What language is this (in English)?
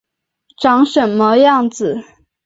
Chinese